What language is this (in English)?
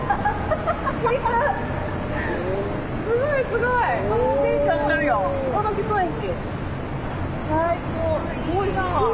Japanese